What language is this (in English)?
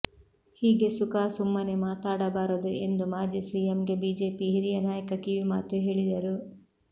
Kannada